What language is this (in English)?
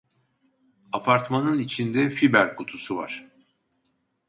Turkish